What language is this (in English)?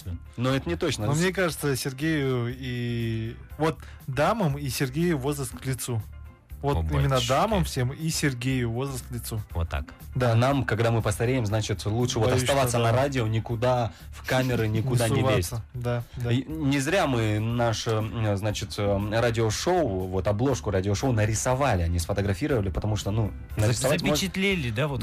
Russian